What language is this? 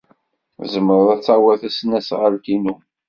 Kabyle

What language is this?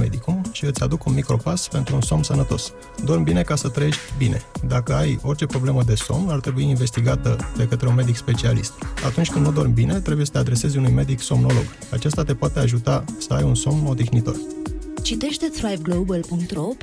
Romanian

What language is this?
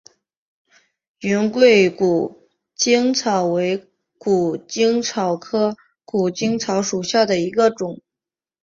Chinese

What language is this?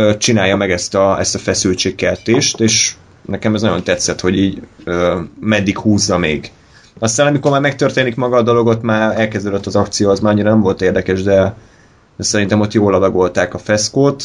Hungarian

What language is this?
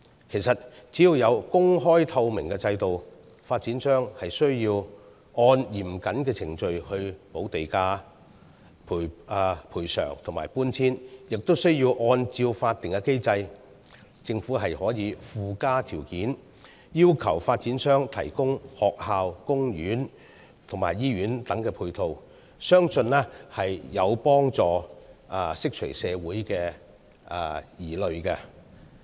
Cantonese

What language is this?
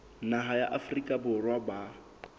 Southern Sotho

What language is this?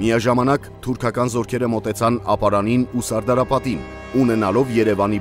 Romanian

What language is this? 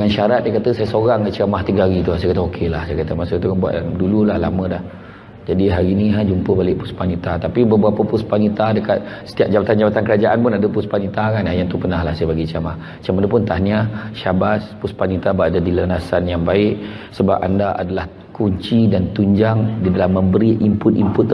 Malay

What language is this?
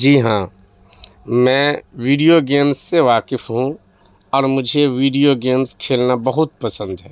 Urdu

